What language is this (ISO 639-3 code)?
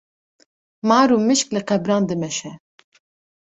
kur